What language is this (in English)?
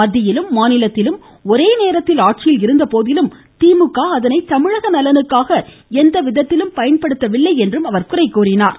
Tamil